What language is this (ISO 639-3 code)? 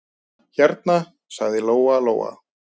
isl